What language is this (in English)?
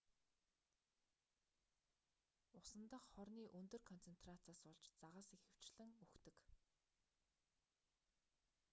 Mongolian